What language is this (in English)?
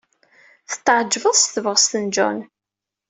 Kabyle